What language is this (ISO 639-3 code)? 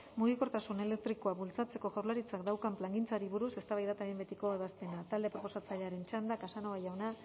eus